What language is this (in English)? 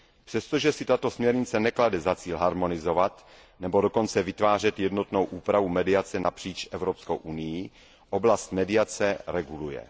Czech